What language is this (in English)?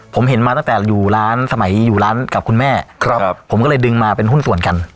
Thai